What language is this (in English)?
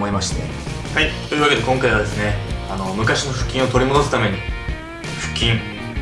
Japanese